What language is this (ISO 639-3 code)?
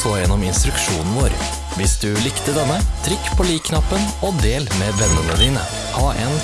nld